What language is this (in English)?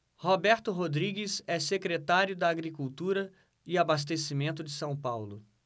Portuguese